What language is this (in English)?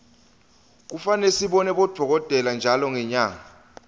Swati